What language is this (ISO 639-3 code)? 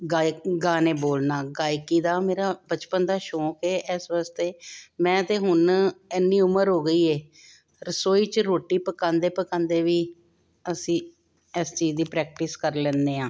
pan